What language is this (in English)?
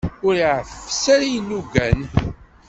Kabyle